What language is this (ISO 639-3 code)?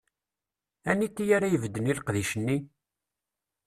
kab